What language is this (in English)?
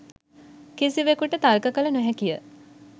Sinhala